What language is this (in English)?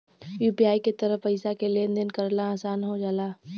Bhojpuri